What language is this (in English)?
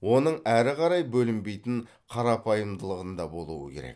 Kazakh